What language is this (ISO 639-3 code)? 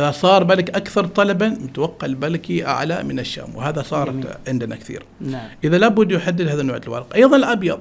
ara